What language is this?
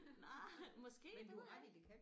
Danish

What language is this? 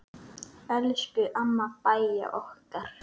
Icelandic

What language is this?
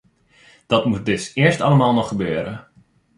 Dutch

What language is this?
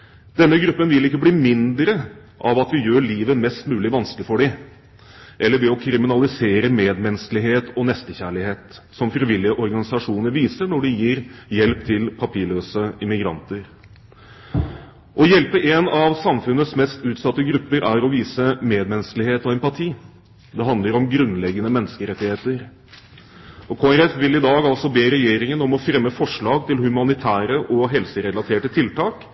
Norwegian Bokmål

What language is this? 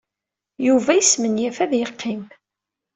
Kabyle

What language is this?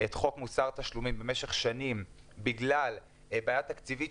Hebrew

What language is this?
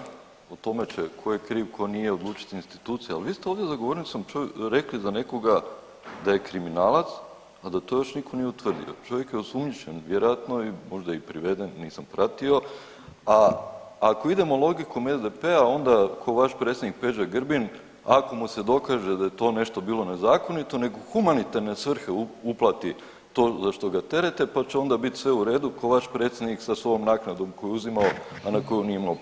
Croatian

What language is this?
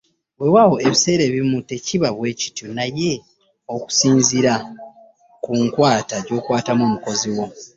Ganda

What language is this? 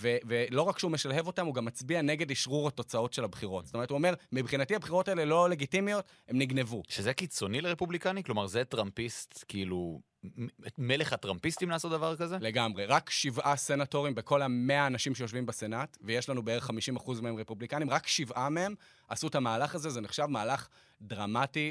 Hebrew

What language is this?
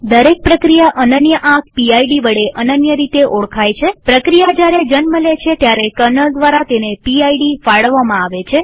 Gujarati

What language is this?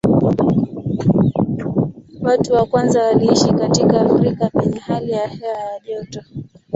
Swahili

